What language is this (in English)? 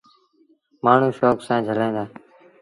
Sindhi Bhil